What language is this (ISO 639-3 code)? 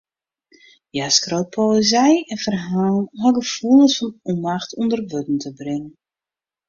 fry